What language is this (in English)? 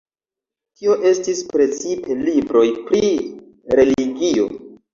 Esperanto